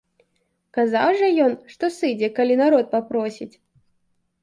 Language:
Belarusian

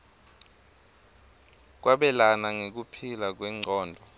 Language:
Swati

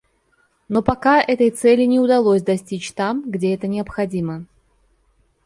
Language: Russian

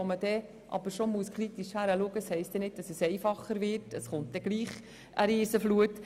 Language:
Swiss German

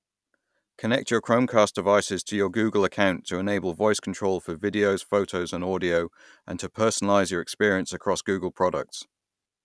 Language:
English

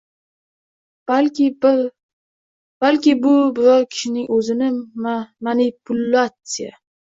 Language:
Uzbek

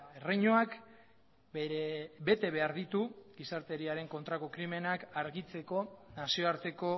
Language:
Basque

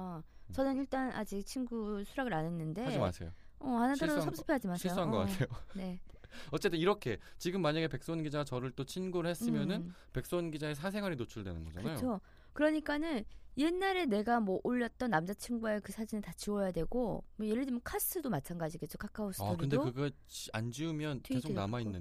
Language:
Korean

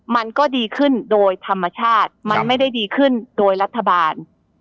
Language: Thai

